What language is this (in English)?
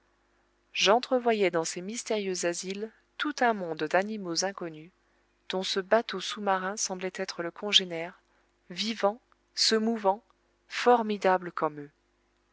French